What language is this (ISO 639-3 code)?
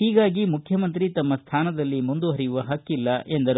kan